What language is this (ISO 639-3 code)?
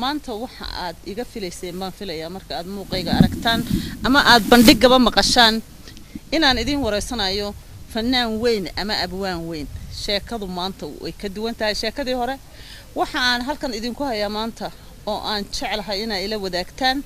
ara